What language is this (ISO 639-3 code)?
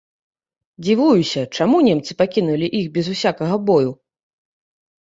bel